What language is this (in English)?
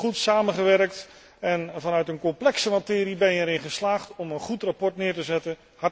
Dutch